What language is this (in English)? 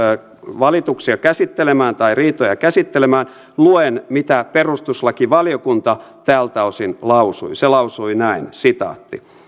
Finnish